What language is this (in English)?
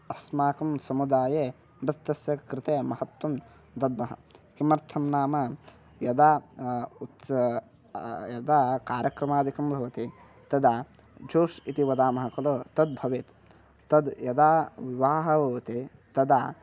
Sanskrit